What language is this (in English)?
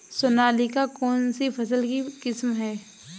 Hindi